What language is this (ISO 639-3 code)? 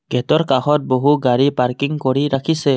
asm